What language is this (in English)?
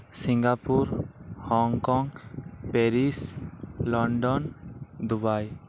Santali